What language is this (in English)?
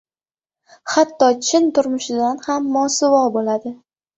Uzbek